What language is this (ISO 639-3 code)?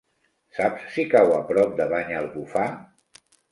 cat